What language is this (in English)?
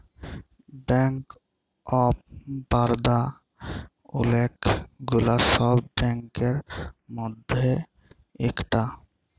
Bangla